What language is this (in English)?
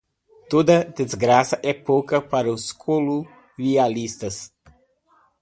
Portuguese